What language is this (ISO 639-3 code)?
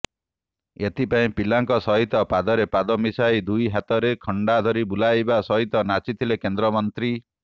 ori